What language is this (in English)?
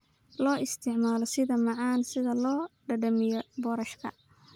Somali